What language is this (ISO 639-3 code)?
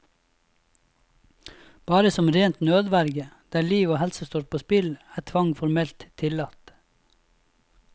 nor